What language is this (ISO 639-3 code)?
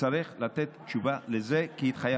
heb